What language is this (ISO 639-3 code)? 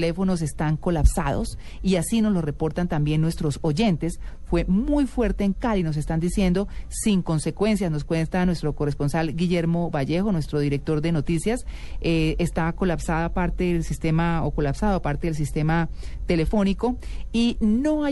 spa